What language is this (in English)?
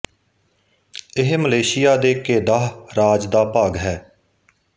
Punjabi